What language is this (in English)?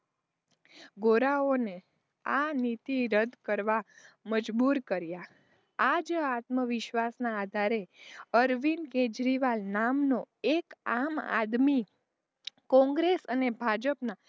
Gujarati